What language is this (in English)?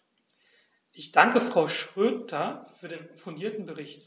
German